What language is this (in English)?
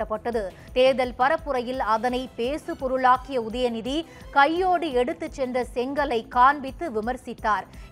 Tamil